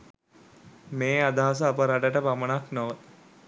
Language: Sinhala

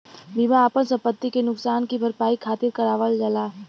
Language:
Bhojpuri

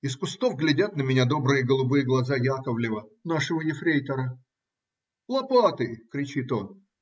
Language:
Russian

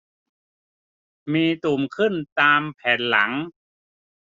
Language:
Thai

